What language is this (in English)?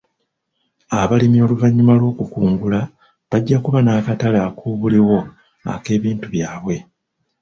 Ganda